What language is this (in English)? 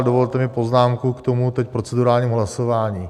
Czech